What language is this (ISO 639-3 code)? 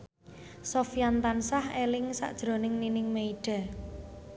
jav